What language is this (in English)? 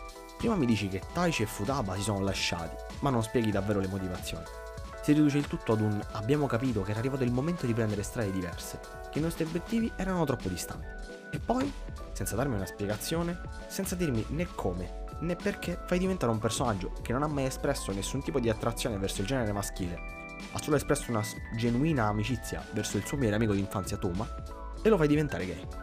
Italian